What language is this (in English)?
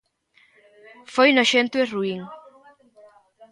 Galician